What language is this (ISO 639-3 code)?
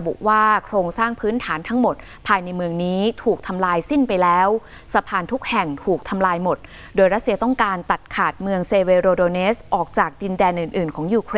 tha